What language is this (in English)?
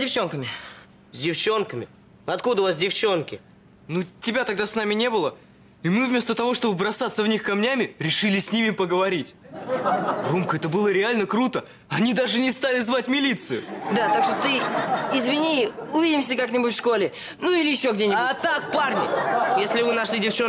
Russian